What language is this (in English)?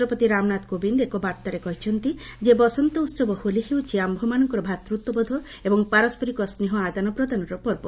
Odia